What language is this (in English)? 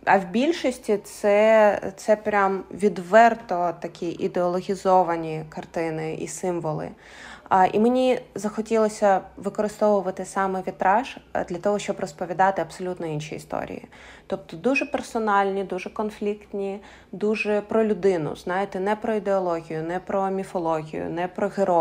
Ukrainian